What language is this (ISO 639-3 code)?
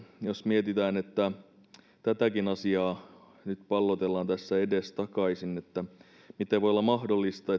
fin